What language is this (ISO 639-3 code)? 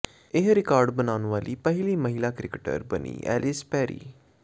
pan